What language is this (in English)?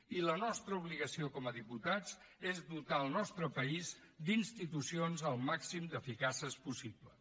Catalan